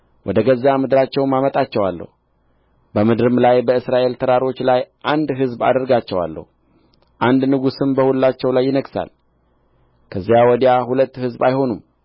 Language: Amharic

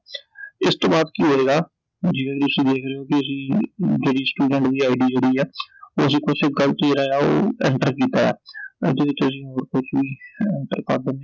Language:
Punjabi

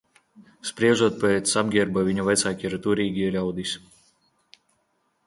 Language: Latvian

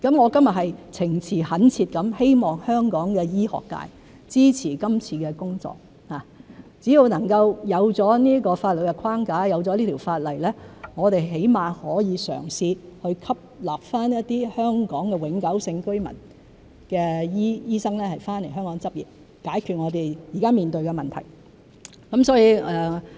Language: Cantonese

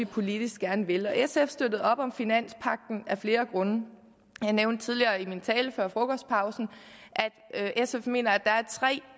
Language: Danish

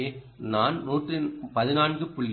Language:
Tamil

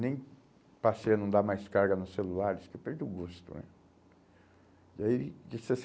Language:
Portuguese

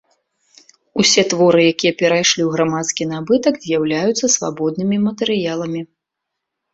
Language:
Belarusian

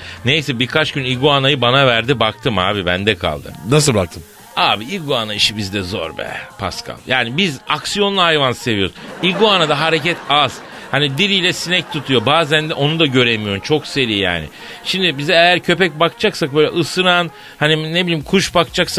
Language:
Turkish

